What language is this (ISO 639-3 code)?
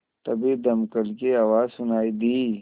hin